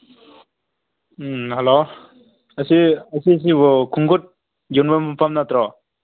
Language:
Manipuri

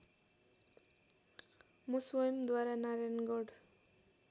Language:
Nepali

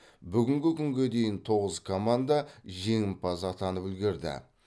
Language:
Kazakh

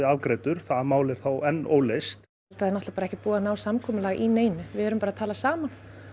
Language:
Icelandic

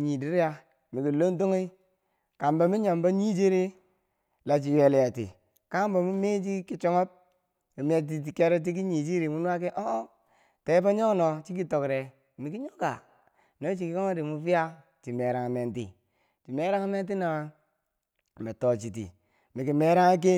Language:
Bangwinji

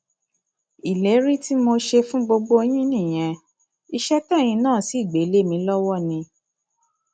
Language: Yoruba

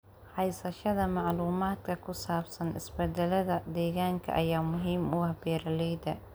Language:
Somali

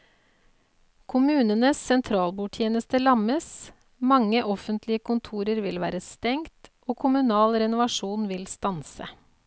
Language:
Norwegian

